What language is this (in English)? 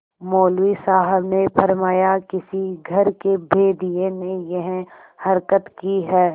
Hindi